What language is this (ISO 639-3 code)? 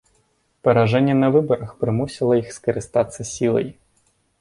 bel